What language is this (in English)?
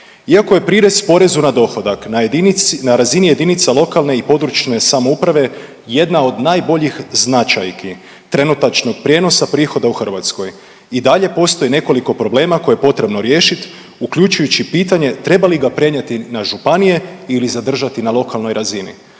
Croatian